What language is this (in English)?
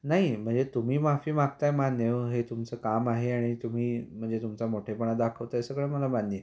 Marathi